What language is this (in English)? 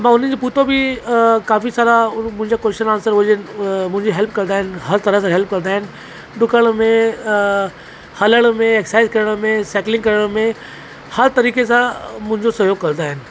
Sindhi